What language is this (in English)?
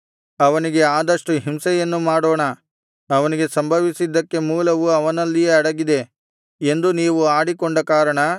Kannada